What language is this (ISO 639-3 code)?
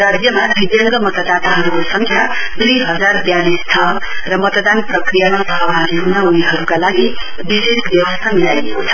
nep